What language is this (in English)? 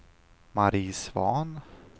Swedish